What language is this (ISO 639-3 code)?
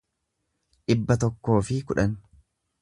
orm